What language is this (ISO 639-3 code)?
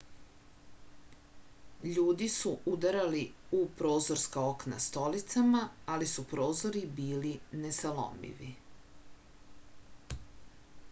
srp